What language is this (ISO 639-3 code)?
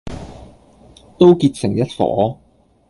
yue